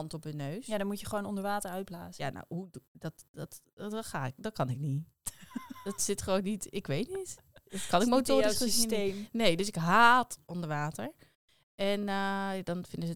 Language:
Dutch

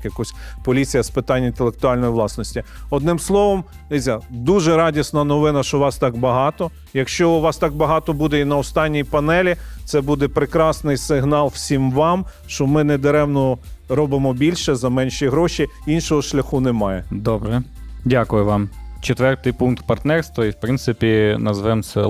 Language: Ukrainian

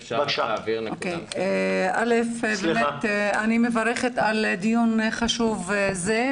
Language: Hebrew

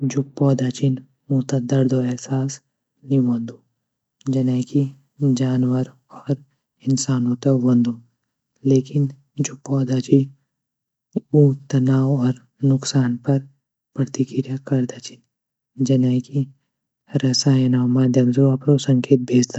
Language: Garhwali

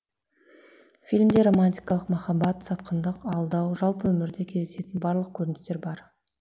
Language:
Kazakh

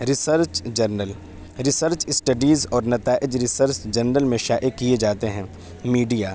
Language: Urdu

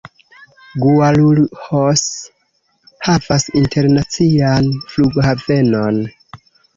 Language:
Esperanto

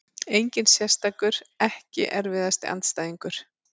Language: Icelandic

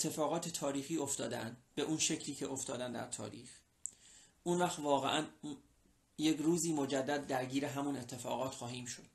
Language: Persian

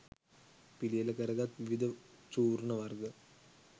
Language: Sinhala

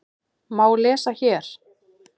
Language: Icelandic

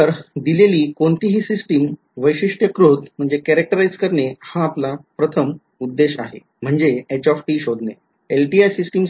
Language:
Marathi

